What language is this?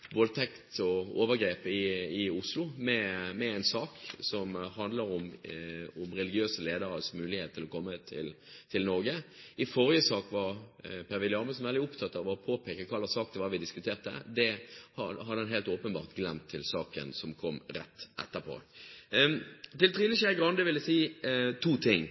Norwegian Bokmål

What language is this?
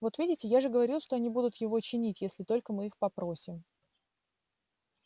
Russian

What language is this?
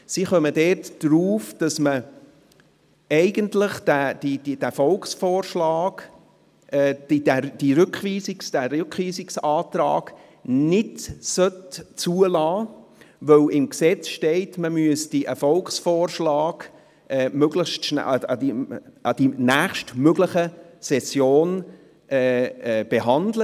Swiss German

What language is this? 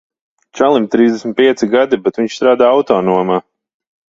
Latvian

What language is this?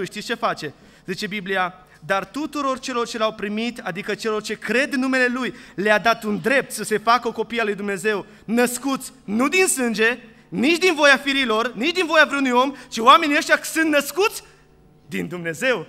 Romanian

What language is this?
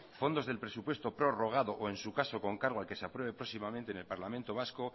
Spanish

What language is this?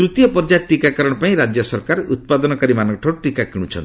Odia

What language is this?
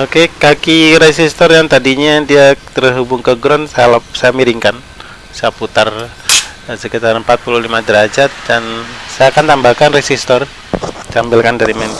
Indonesian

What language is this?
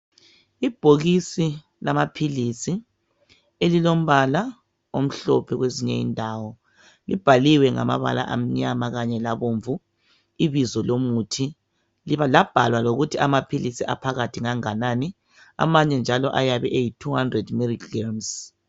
North Ndebele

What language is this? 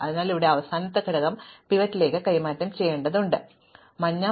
Malayalam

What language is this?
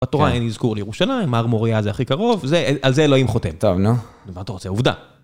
Hebrew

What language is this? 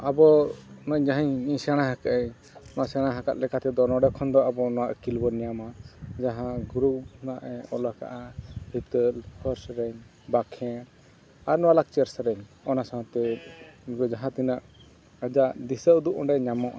Santali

